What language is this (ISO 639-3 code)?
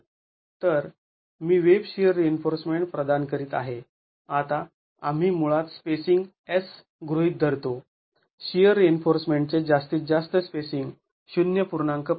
mar